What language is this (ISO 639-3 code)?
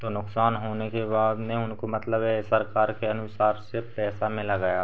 hin